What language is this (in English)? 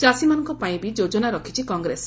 Odia